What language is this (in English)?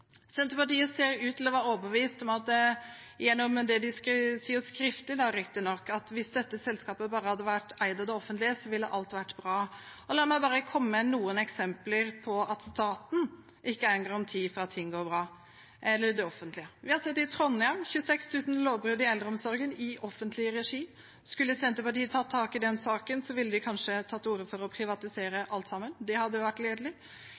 Norwegian Bokmål